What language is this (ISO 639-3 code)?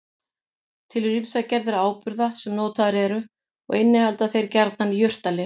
isl